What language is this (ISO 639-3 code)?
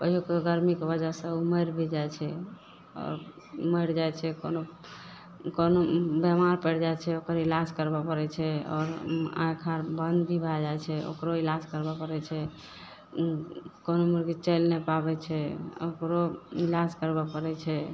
mai